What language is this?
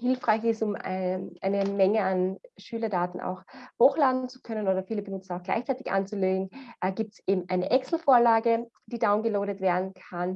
German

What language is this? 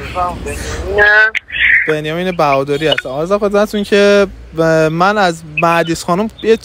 Persian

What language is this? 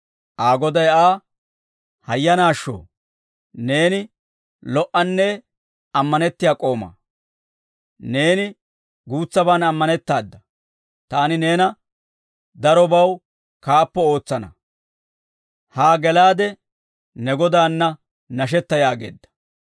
Dawro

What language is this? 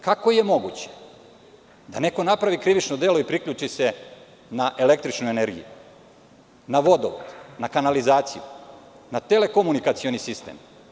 Serbian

